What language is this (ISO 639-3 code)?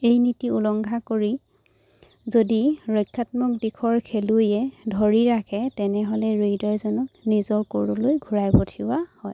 asm